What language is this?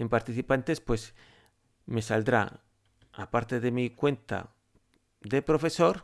Spanish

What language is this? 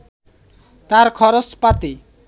Bangla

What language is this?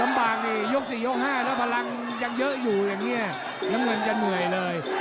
Thai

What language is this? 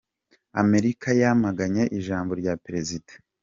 Kinyarwanda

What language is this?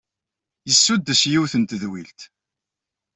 Kabyle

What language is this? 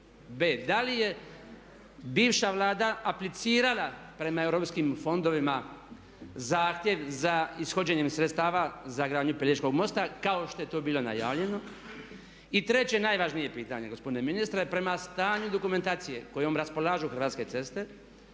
Croatian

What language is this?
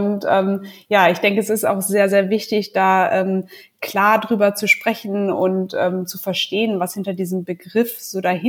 German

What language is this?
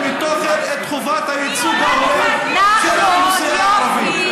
Hebrew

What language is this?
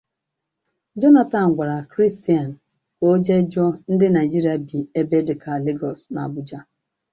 Igbo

